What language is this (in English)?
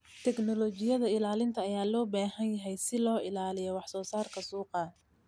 Somali